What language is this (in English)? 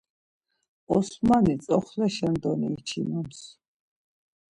Laz